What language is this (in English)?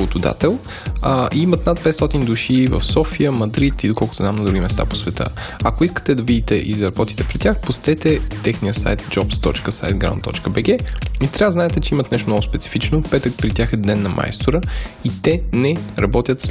Bulgarian